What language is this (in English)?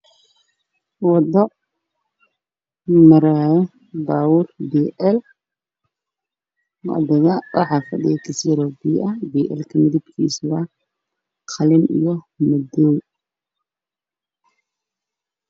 Somali